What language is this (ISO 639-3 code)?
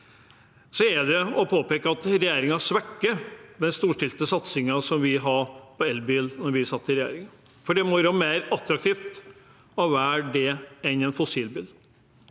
nor